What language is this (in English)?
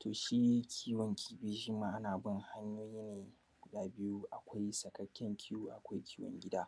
Hausa